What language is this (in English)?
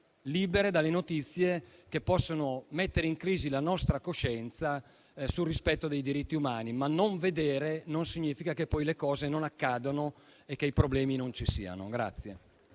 Italian